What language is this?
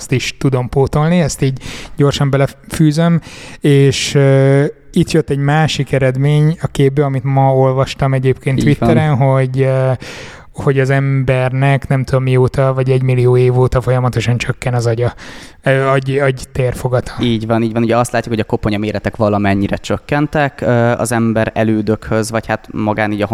Hungarian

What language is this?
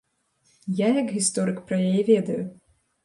Belarusian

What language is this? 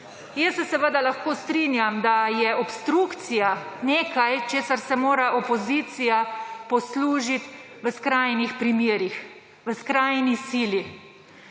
Slovenian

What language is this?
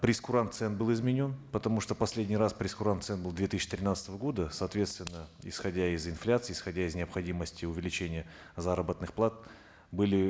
Kazakh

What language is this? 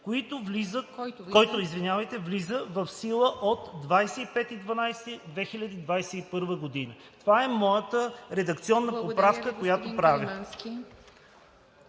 Bulgarian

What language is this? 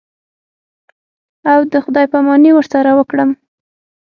Pashto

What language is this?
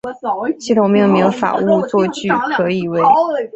Chinese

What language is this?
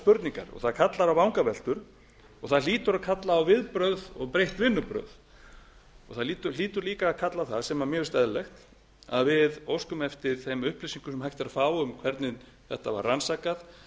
Icelandic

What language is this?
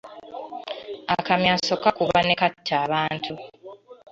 Ganda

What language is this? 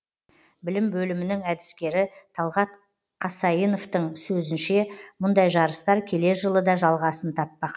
Kazakh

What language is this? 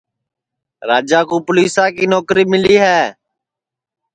Sansi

